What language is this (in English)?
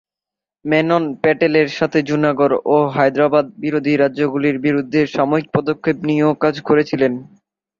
Bangla